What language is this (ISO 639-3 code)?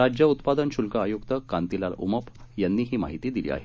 mar